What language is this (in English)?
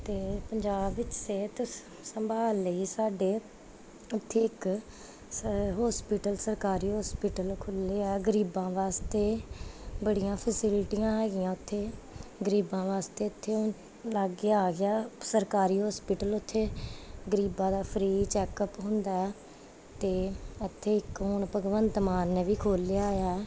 Punjabi